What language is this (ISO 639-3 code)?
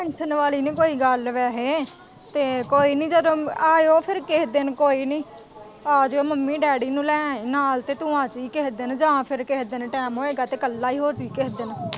pan